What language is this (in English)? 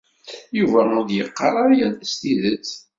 Kabyle